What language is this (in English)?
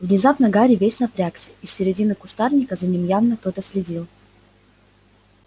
Russian